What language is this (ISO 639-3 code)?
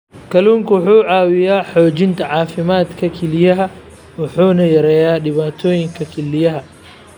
som